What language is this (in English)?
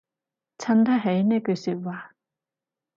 Cantonese